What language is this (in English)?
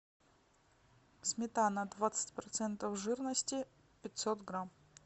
Russian